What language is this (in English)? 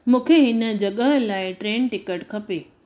Sindhi